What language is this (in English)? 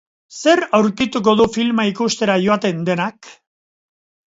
Basque